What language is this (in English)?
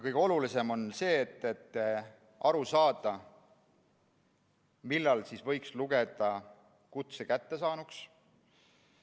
Estonian